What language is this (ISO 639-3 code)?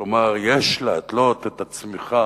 heb